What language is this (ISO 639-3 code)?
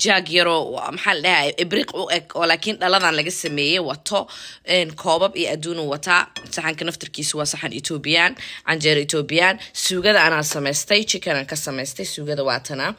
ara